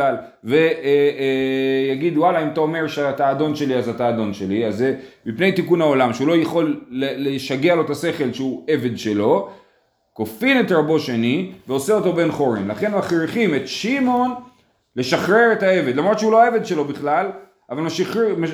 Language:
Hebrew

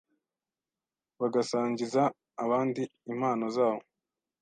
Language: Kinyarwanda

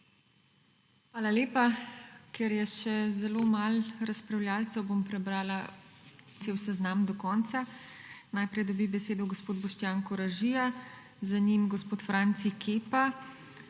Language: Slovenian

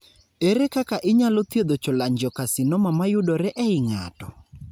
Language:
Luo (Kenya and Tanzania)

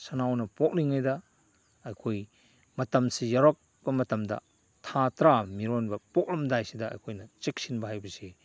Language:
Manipuri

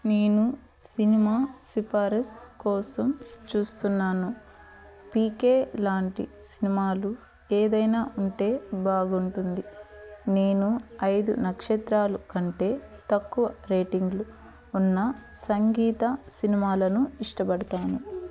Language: Telugu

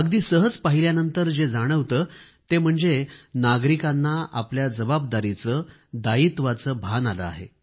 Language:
Marathi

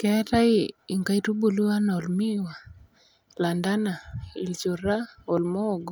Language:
Masai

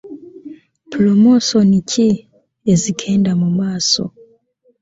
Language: Ganda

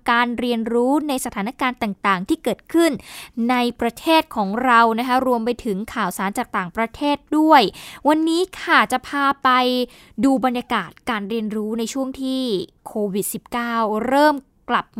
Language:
Thai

